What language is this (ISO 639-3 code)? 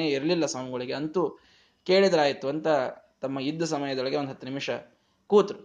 kan